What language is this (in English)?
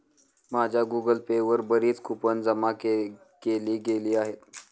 Marathi